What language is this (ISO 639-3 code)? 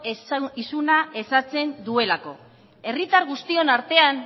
eus